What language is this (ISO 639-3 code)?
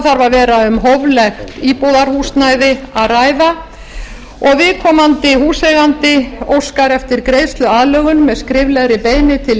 isl